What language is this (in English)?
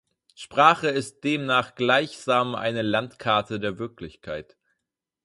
German